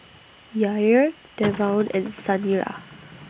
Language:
English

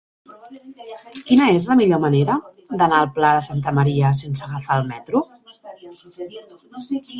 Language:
Catalan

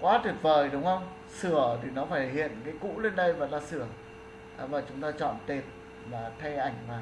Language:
Vietnamese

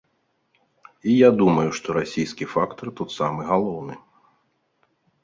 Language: Belarusian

